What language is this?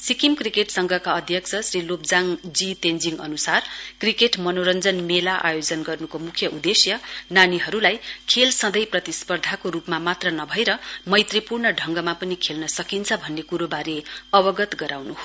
Nepali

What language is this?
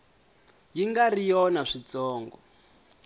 Tsonga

